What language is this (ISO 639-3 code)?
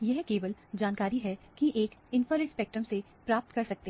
hin